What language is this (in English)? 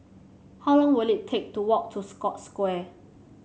English